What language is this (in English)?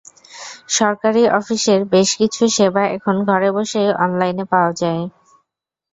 Bangla